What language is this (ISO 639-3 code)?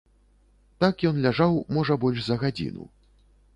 bel